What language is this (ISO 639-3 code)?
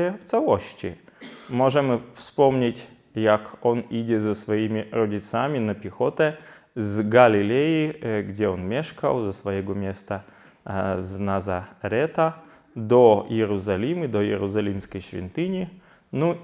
pol